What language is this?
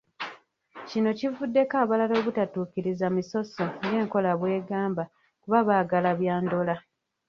Ganda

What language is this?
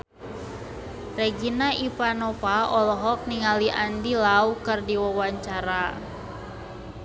Sundanese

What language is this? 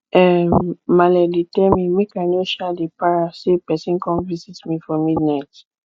Nigerian Pidgin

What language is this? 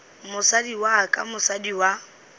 Northern Sotho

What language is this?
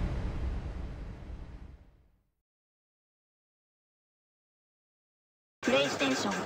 Japanese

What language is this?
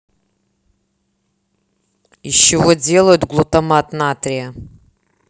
Russian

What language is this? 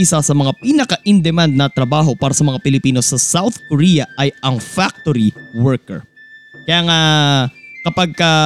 Filipino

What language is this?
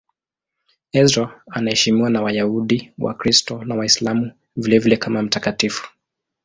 Swahili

